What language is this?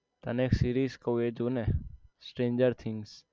Gujarati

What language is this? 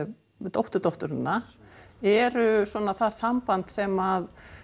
Icelandic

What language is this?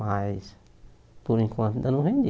Portuguese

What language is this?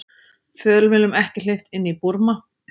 Icelandic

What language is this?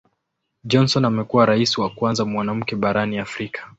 Swahili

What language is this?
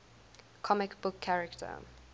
English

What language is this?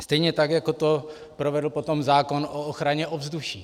Czech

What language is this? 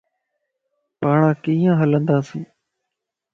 Lasi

